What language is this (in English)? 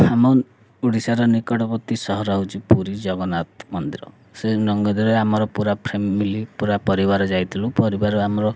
Odia